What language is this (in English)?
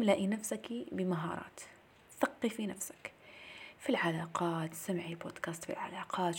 Arabic